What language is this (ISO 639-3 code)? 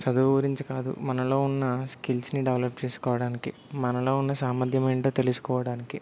tel